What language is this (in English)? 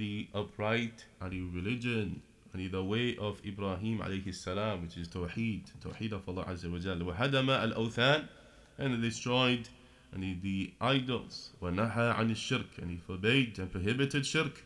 English